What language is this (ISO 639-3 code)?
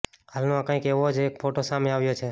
guj